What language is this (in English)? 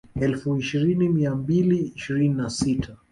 Swahili